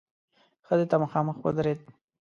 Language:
Pashto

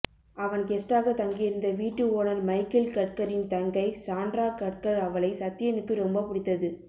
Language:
Tamil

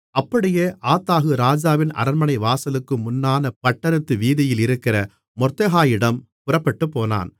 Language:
Tamil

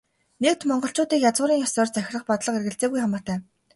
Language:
Mongolian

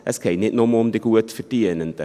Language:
Swiss German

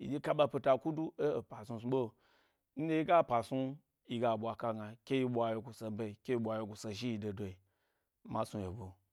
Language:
Gbari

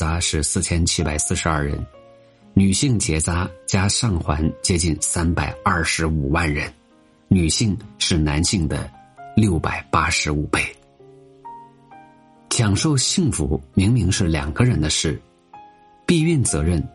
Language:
Chinese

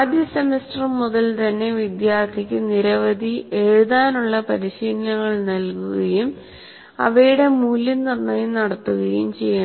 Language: Malayalam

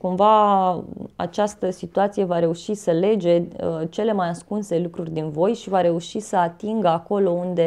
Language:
Romanian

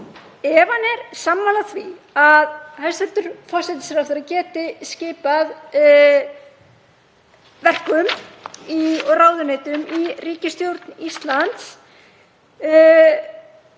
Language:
Icelandic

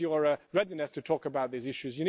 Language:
English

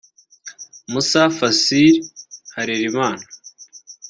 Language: Kinyarwanda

